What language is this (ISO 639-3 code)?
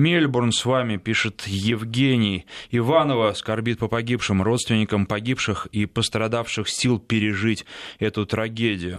rus